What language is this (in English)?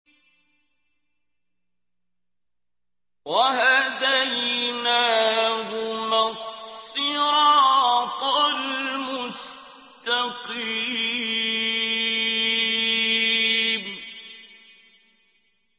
Arabic